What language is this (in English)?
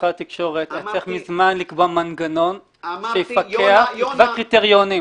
Hebrew